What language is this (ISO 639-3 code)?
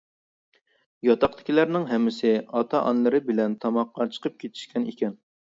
uig